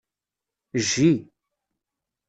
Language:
Kabyle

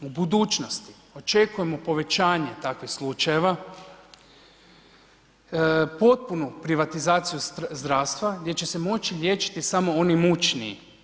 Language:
Croatian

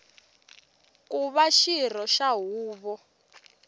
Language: Tsonga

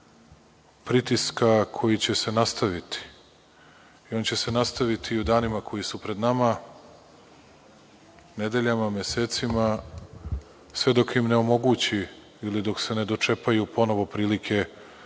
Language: Serbian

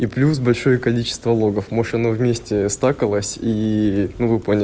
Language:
Russian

